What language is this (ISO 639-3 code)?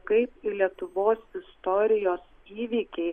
lit